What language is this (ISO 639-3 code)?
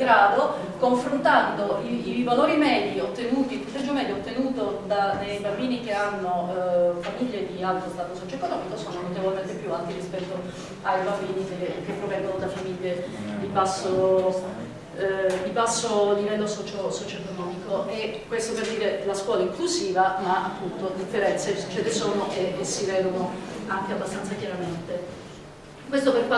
ita